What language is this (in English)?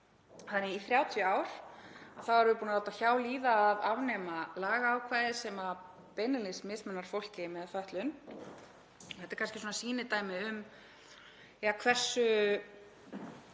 Icelandic